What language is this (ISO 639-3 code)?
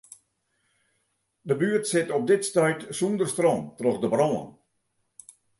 fry